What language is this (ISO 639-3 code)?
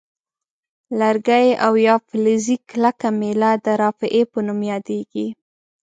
pus